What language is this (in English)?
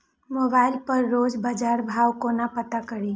Maithili